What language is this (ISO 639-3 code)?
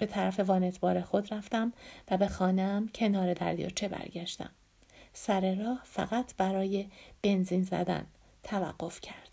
fas